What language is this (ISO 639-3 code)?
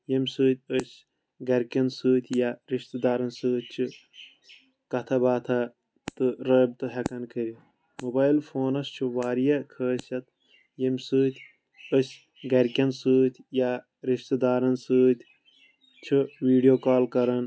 kas